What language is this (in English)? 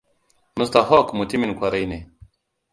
Hausa